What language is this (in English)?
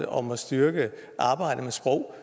Danish